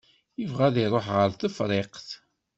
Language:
Kabyle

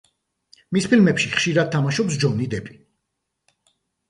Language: Georgian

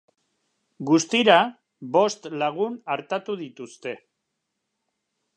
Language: Basque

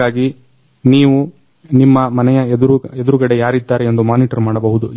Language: Kannada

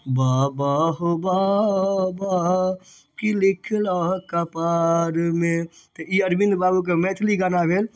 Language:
Maithili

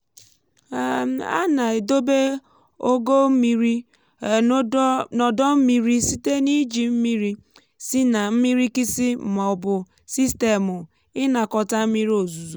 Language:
Igbo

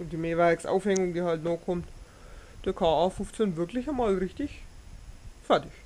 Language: German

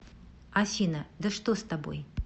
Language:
Russian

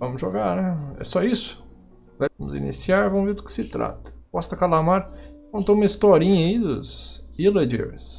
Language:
Portuguese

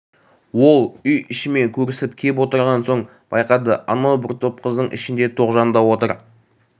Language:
Kazakh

